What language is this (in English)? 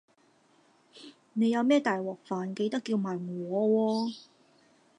Cantonese